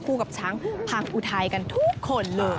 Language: Thai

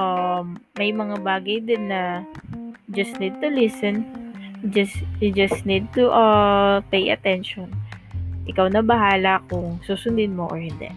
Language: Filipino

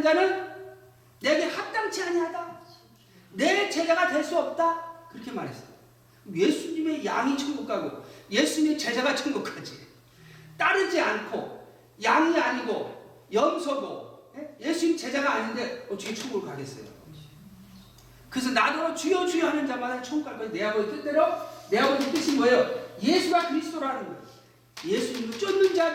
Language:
Korean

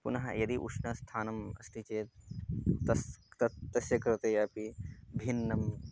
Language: Sanskrit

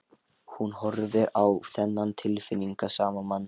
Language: Icelandic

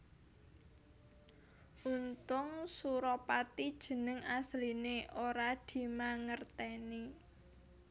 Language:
Javanese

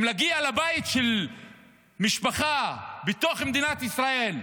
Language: Hebrew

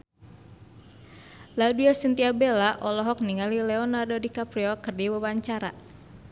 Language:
Sundanese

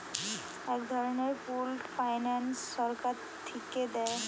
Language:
Bangla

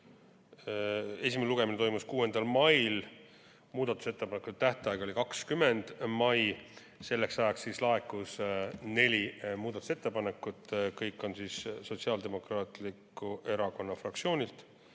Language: Estonian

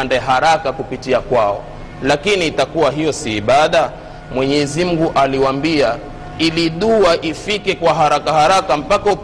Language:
Swahili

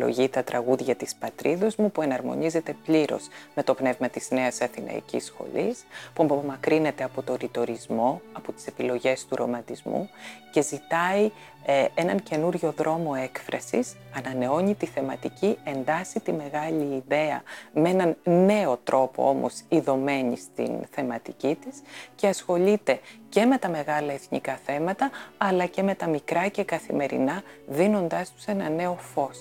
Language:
Greek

